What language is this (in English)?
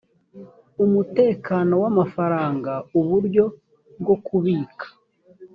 Kinyarwanda